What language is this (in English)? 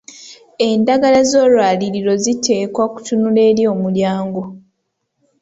Ganda